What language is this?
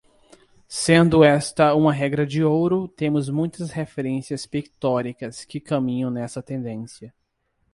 Portuguese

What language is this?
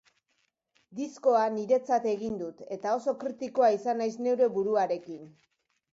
Basque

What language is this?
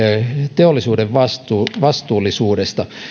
Finnish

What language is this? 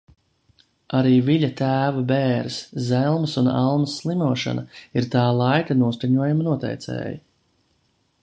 Latvian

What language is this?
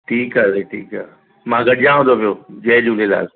Sindhi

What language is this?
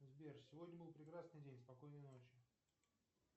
Russian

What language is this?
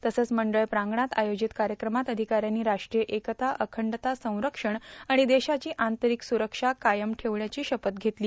Marathi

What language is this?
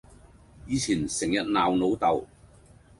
Cantonese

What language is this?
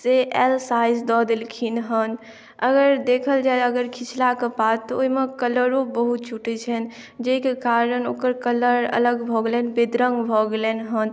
Maithili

